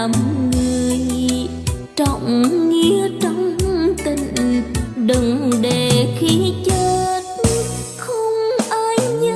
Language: Vietnamese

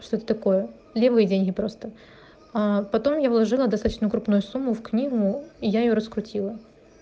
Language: Russian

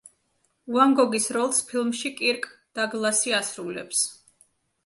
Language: Georgian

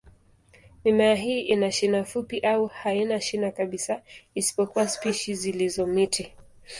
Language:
Swahili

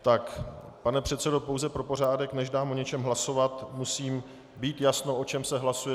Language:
Czech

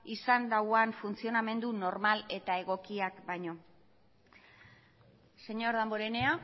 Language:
Basque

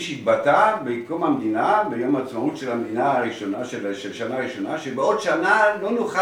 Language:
Hebrew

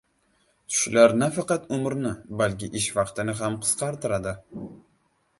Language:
Uzbek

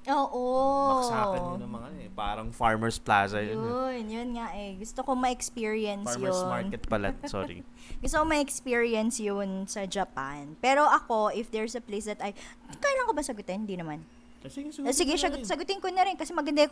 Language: Filipino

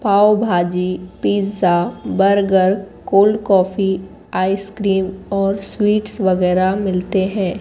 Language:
Hindi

